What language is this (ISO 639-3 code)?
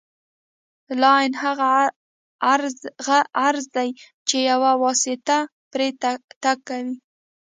pus